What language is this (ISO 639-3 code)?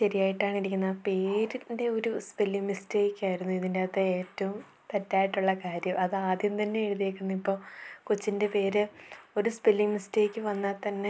mal